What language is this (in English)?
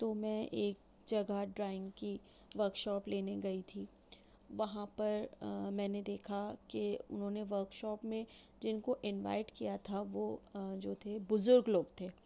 Urdu